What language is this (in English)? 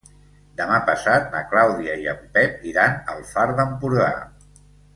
Catalan